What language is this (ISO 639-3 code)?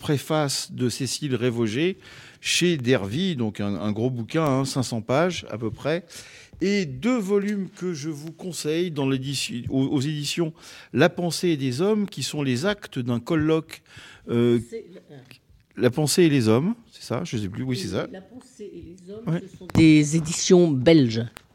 fra